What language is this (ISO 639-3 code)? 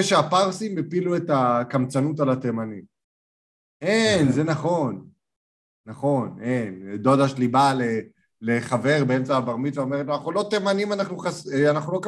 heb